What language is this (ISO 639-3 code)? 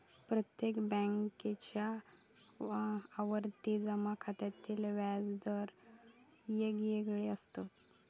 mar